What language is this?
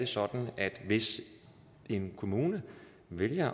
Danish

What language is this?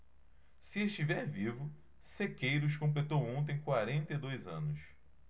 Portuguese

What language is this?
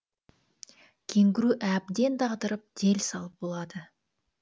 Kazakh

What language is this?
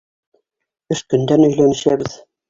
Bashkir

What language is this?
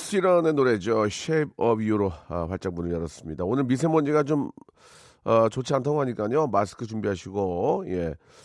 Korean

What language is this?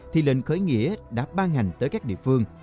Vietnamese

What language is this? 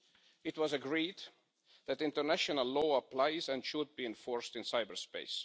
English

